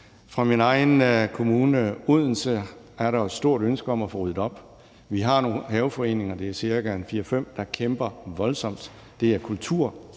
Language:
Danish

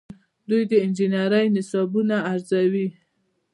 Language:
Pashto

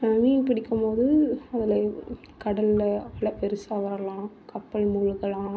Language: Tamil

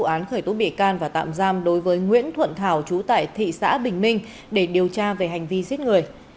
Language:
Vietnamese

